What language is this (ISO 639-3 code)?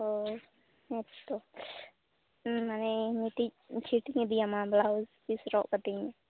sat